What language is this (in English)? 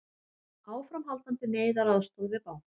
Icelandic